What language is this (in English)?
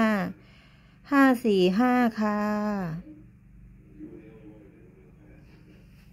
Thai